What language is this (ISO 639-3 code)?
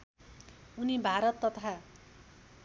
nep